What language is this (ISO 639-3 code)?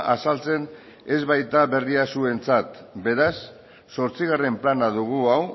eus